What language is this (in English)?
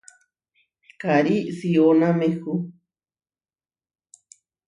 Huarijio